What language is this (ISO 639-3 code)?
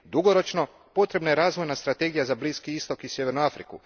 hrv